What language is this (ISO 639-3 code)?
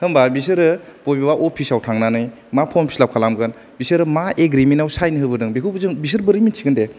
brx